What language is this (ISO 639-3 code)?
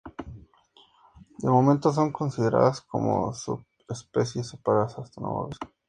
spa